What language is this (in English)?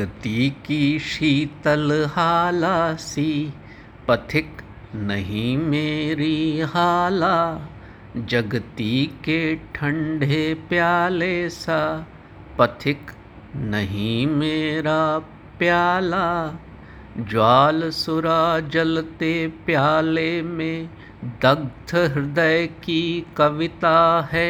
Hindi